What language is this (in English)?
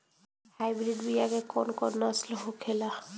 Bhojpuri